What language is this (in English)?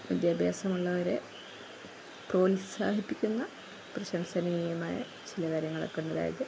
Malayalam